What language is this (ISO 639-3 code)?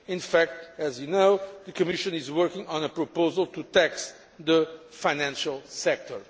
eng